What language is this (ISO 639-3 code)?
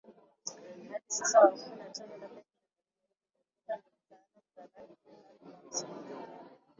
swa